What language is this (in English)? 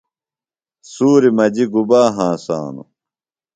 Phalura